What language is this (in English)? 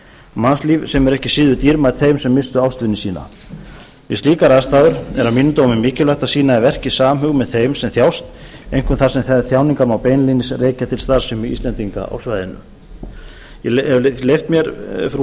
Icelandic